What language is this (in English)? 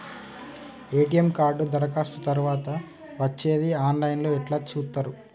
Telugu